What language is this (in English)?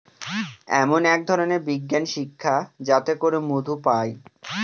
Bangla